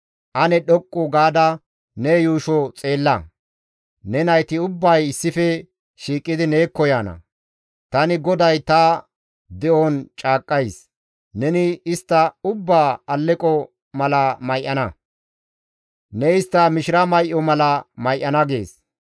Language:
Gamo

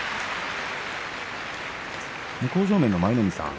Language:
Japanese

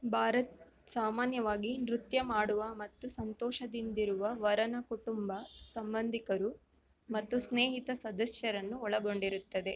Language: Kannada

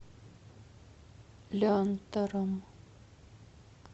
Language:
Russian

